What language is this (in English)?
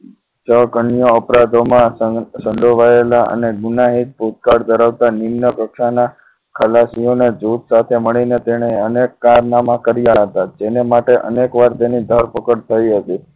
Gujarati